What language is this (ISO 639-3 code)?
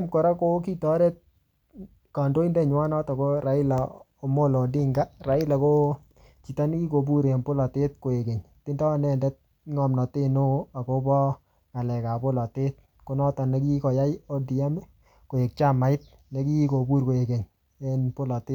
kln